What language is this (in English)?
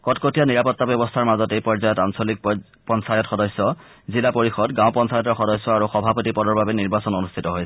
Assamese